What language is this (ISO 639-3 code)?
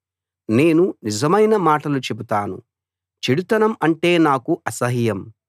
tel